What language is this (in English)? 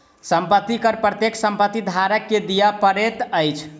Maithili